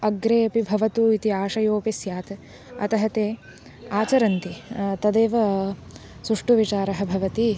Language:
Sanskrit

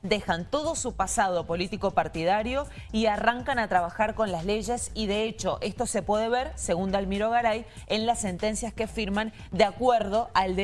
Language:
Spanish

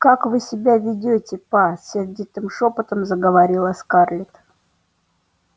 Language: Russian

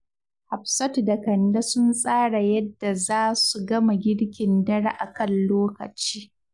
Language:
Hausa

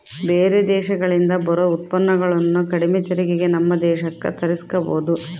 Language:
Kannada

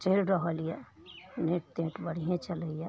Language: Maithili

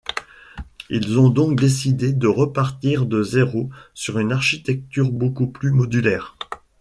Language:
French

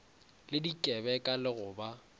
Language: Northern Sotho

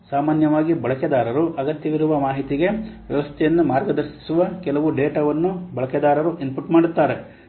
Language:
Kannada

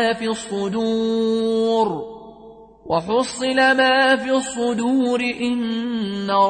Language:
Arabic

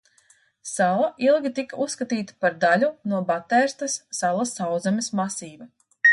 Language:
Latvian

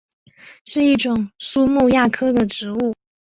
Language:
Chinese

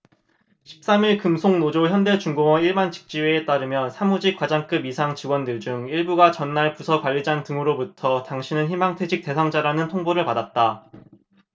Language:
Korean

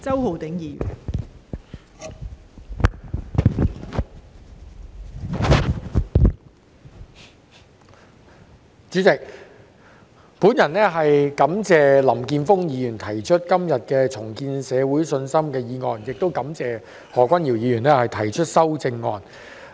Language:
Cantonese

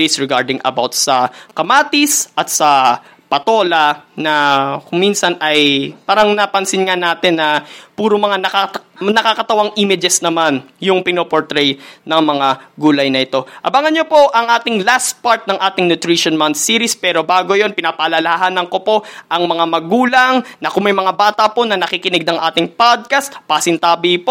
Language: Filipino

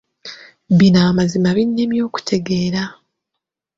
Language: Ganda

